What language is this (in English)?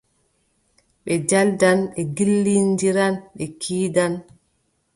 Adamawa Fulfulde